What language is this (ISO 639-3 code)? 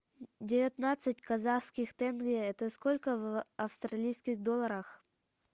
rus